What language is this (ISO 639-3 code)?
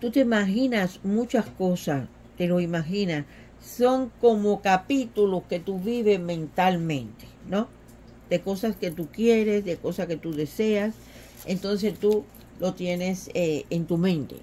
spa